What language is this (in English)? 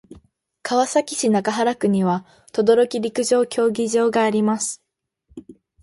Japanese